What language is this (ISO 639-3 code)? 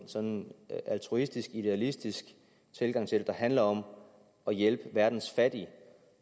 dan